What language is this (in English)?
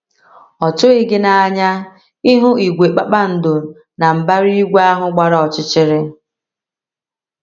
Igbo